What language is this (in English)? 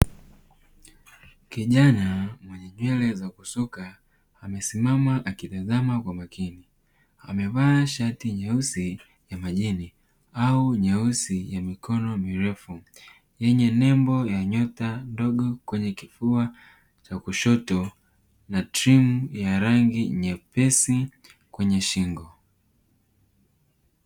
Swahili